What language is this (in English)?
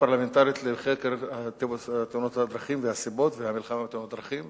Hebrew